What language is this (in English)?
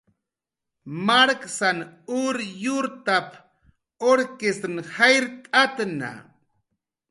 Jaqaru